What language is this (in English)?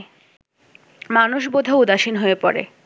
Bangla